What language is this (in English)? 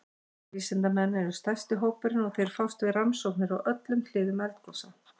Icelandic